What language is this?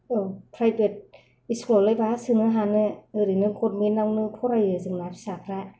Bodo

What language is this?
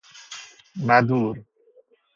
Persian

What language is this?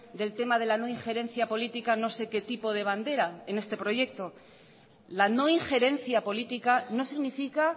Spanish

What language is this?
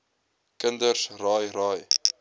Afrikaans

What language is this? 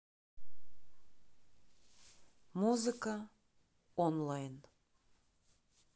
Russian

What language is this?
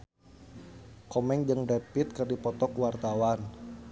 Sundanese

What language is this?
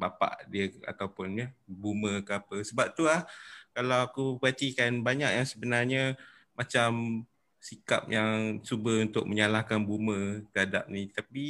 Malay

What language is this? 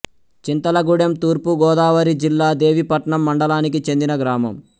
Telugu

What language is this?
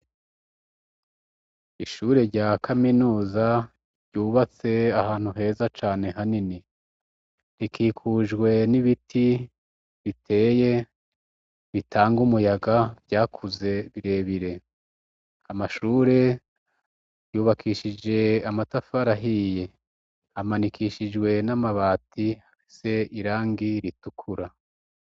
Rundi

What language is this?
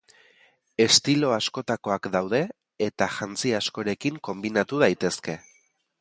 Basque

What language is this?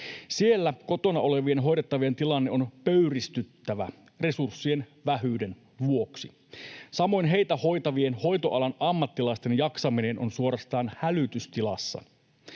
Finnish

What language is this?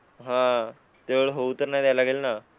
Marathi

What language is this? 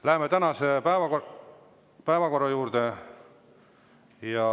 Estonian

